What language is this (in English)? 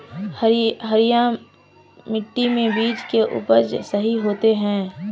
Magahi